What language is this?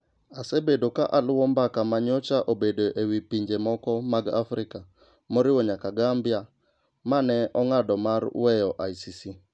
Luo (Kenya and Tanzania)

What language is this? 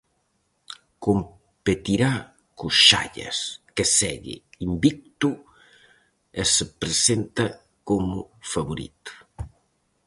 Galician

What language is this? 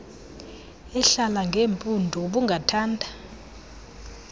Xhosa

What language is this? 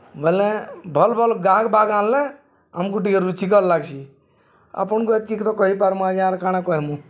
Odia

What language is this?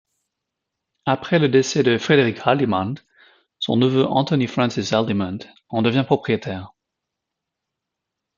French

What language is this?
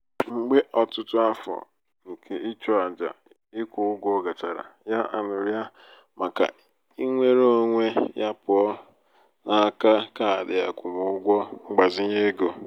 Igbo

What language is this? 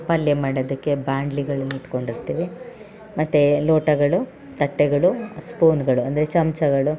Kannada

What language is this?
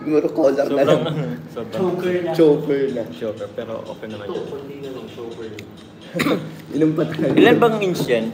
Filipino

